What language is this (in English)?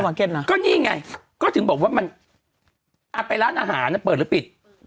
Thai